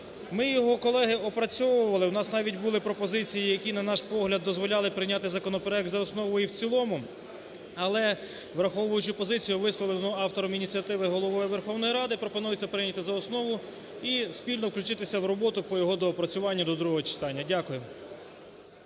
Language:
Ukrainian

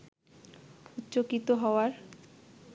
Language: Bangla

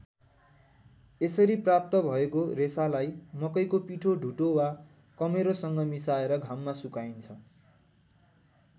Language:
Nepali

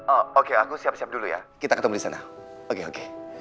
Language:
Indonesian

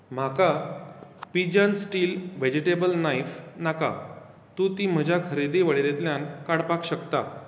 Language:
Konkani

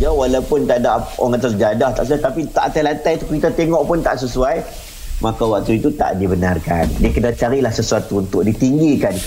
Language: Malay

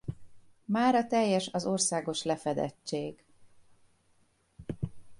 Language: Hungarian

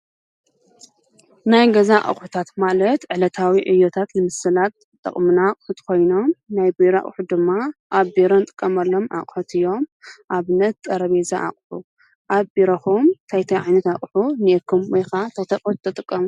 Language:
Tigrinya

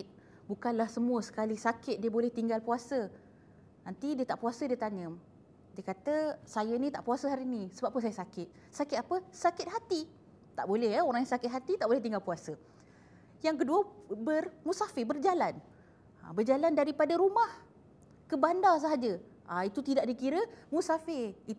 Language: Malay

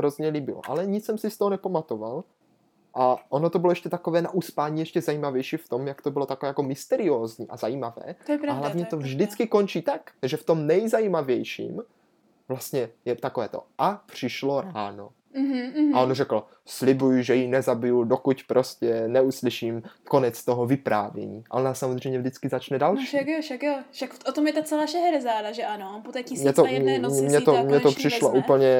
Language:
Czech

